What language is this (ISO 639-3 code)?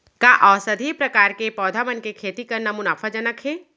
hne